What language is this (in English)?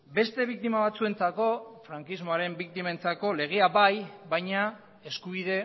Basque